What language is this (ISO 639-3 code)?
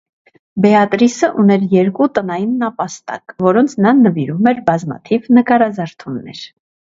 hye